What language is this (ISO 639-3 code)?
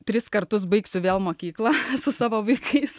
lit